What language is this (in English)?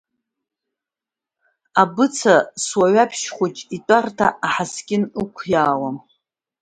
Abkhazian